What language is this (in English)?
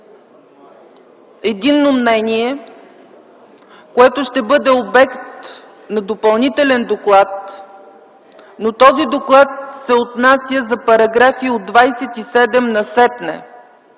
Bulgarian